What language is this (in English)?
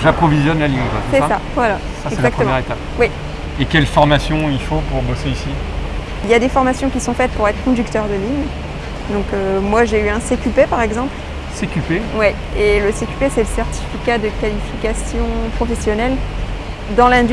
French